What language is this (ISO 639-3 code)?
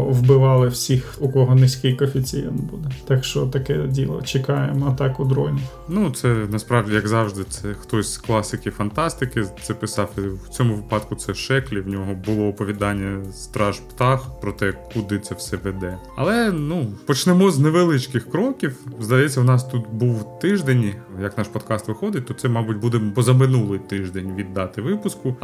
ukr